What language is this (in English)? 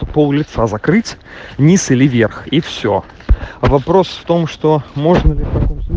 Russian